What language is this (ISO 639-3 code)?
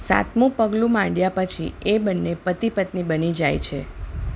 guj